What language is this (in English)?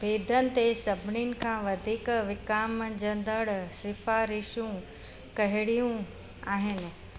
Sindhi